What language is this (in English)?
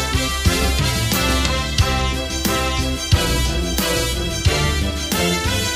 Arabic